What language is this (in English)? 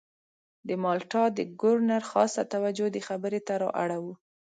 Pashto